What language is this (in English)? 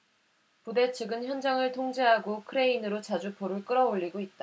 Korean